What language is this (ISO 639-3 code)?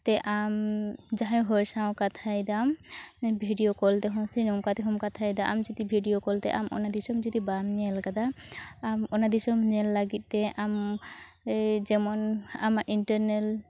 sat